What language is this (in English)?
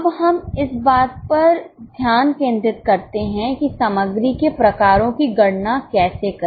Hindi